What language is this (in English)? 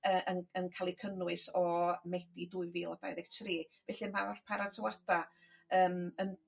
Welsh